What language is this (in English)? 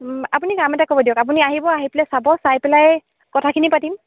Assamese